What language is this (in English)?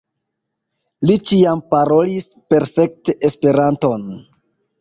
Esperanto